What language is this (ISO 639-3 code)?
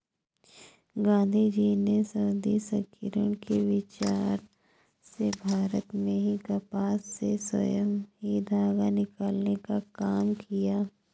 hin